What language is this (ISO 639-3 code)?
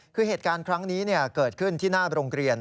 tha